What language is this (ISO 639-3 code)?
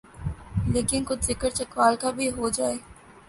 urd